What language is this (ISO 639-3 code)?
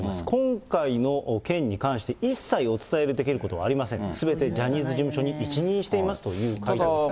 jpn